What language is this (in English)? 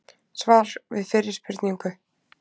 Icelandic